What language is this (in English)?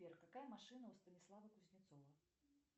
Russian